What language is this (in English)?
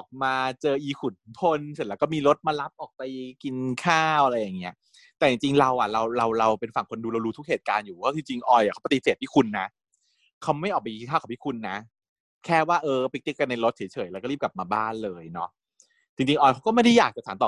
Thai